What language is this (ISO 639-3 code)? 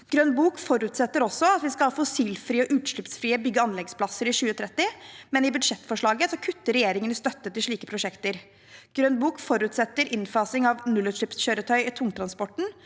nor